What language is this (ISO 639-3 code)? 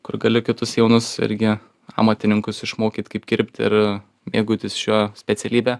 lit